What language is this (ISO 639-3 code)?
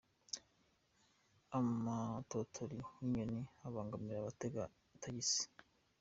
kin